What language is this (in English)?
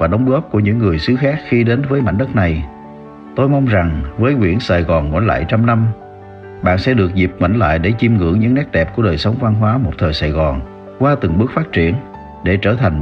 Vietnamese